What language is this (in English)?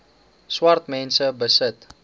Afrikaans